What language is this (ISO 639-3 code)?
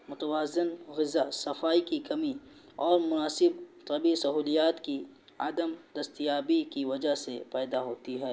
urd